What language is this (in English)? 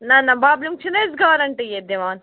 Kashmiri